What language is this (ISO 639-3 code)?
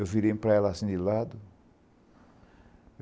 por